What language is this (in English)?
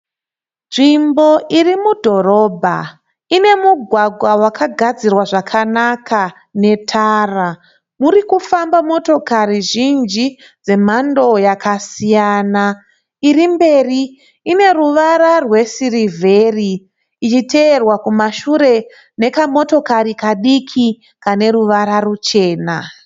Shona